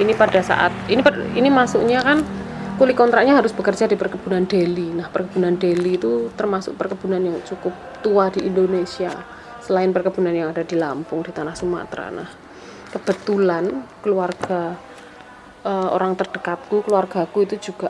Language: Indonesian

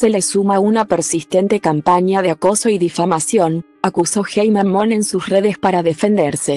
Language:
Spanish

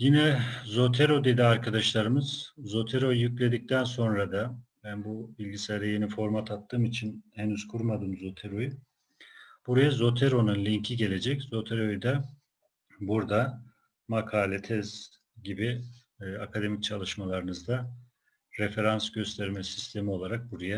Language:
Turkish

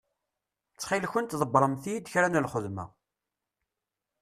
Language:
Kabyle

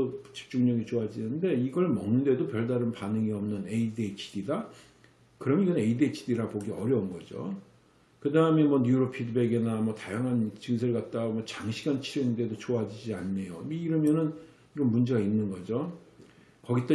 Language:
Korean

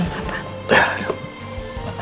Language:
Indonesian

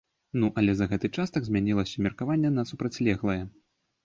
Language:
Belarusian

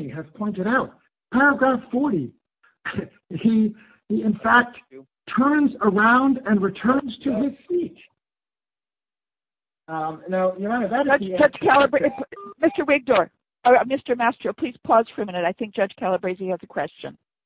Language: English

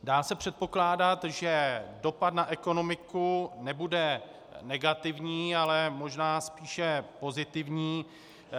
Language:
Czech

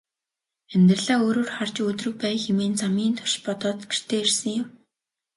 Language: Mongolian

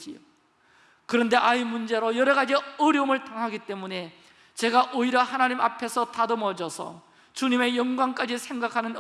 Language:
Korean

